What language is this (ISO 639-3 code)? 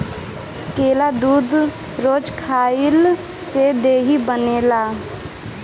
bho